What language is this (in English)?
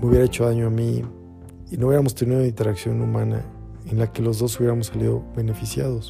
Spanish